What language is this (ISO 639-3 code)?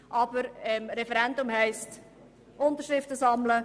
gsw